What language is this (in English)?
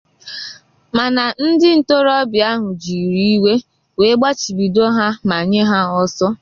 Igbo